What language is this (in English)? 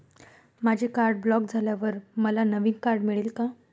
Marathi